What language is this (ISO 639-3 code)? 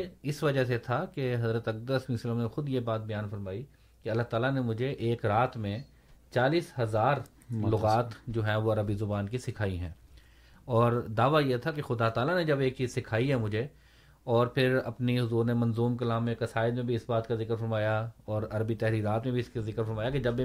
urd